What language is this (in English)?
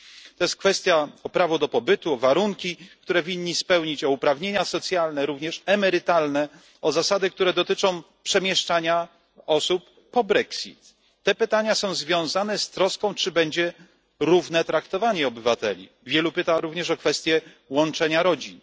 Polish